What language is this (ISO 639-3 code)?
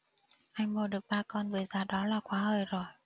vie